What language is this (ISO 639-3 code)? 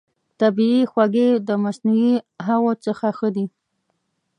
pus